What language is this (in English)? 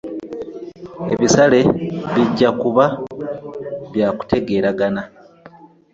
Ganda